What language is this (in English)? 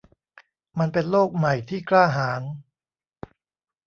Thai